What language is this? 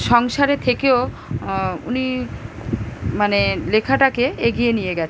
Bangla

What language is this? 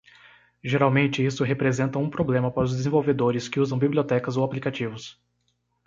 Portuguese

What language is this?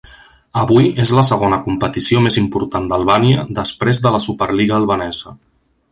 Catalan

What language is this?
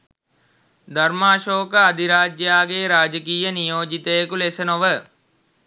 Sinhala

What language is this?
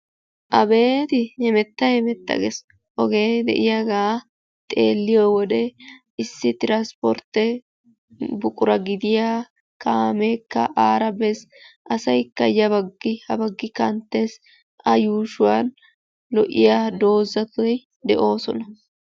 Wolaytta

